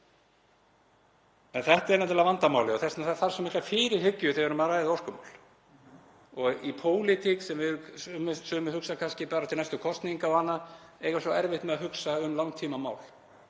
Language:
Icelandic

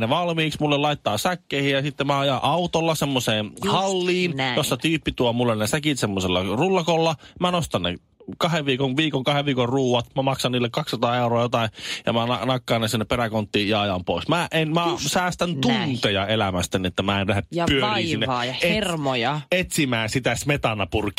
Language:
Finnish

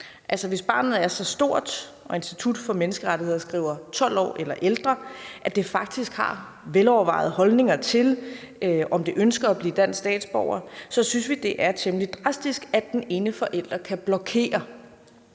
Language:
Danish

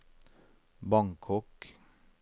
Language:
Norwegian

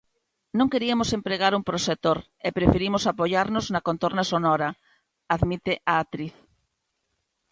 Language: Galician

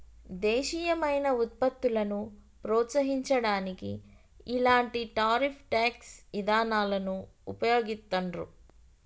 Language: Telugu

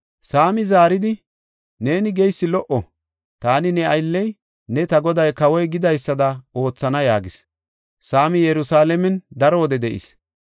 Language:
Gofa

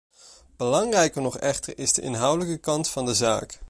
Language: Dutch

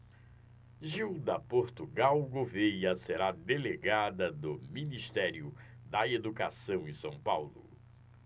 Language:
Portuguese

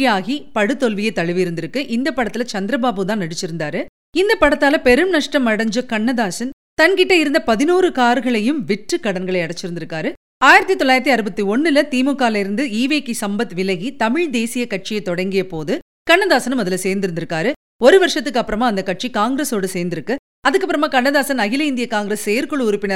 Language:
Tamil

